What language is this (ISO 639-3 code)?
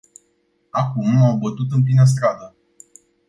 ron